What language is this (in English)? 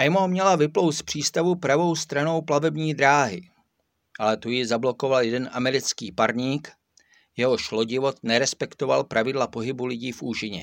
Czech